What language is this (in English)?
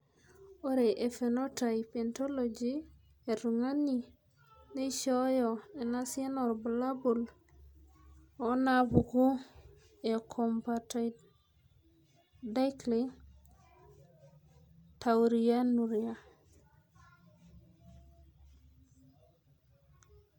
Masai